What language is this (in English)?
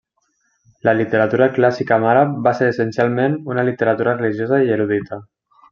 Catalan